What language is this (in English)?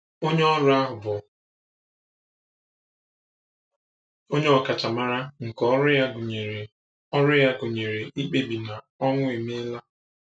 Igbo